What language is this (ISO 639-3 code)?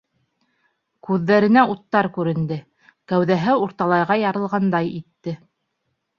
bak